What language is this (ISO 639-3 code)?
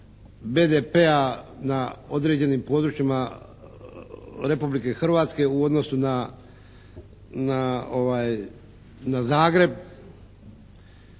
hrv